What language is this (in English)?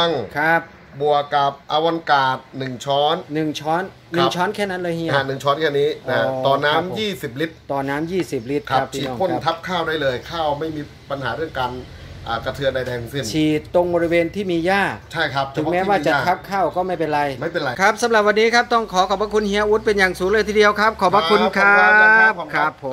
Thai